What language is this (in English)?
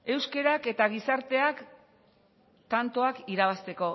Basque